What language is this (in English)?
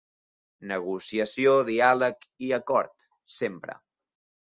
Catalan